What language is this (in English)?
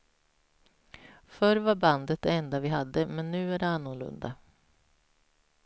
Swedish